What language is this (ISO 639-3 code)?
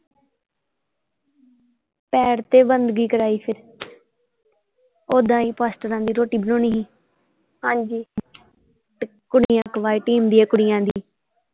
pan